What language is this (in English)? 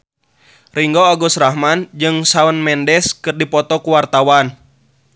Sundanese